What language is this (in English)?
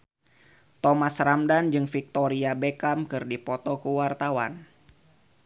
Sundanese